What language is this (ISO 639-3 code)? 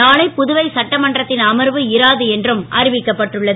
tam